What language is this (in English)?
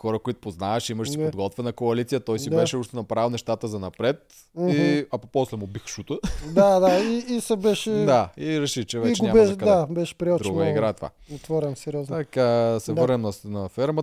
Bulgarian